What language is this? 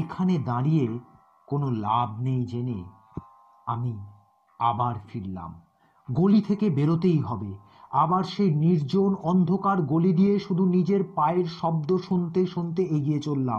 Bangla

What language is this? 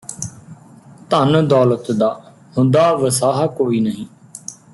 Punjabi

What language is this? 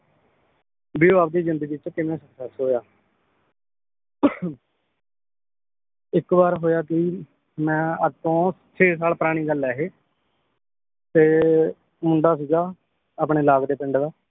Punjabi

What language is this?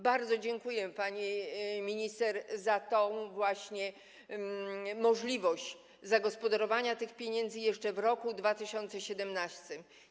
Polish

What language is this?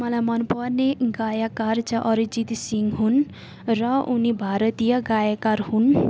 Nepali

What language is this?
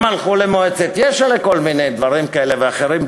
Hebrew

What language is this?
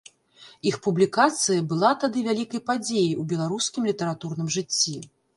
Belarusian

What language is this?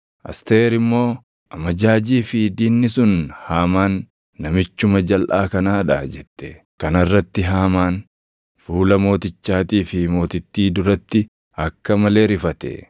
Oromo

